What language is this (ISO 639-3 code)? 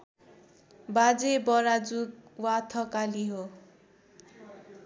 nep